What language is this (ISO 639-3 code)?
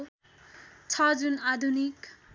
nep